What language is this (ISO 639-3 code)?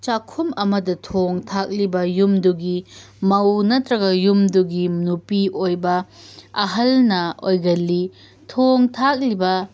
mni